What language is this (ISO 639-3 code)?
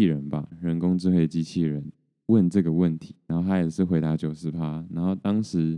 zho